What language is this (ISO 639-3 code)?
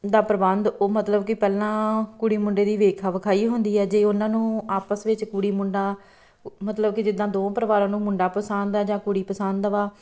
pan